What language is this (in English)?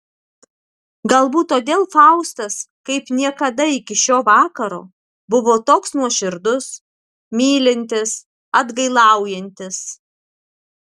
Lithuanian